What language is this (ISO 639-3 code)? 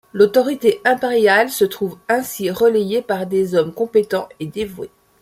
fra